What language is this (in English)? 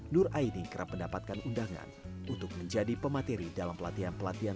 Indonesian